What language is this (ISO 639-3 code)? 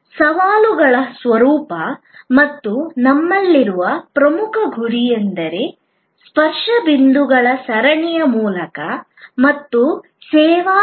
kan